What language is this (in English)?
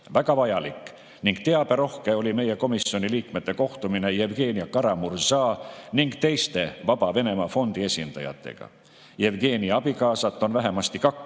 Estonian